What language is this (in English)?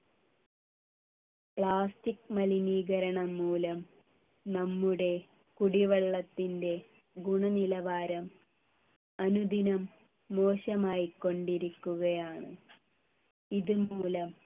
Malayalam